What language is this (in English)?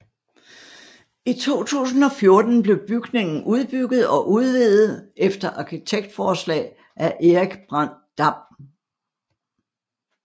Danish